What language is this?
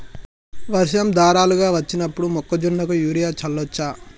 Telugu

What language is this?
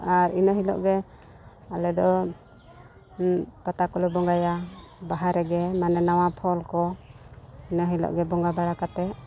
Santali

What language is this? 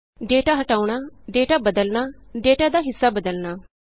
Punjabi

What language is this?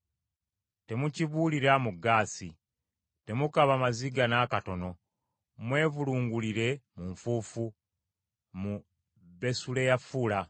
Ganda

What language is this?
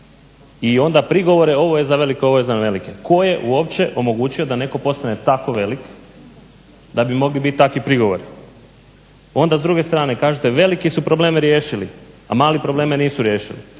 Croatian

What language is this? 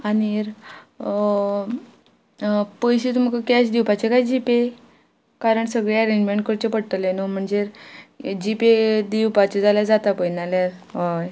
Konkani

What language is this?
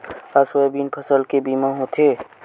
Chhattisgarhi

